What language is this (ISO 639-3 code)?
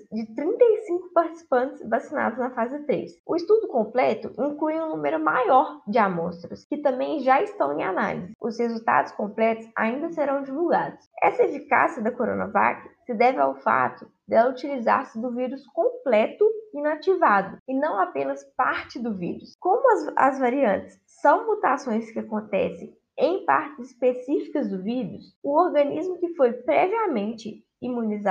por